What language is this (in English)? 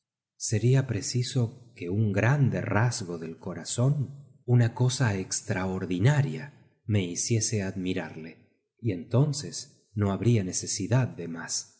Spanish